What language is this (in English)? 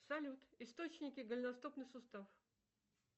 Russian